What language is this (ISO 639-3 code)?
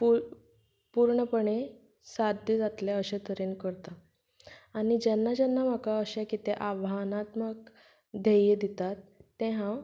kok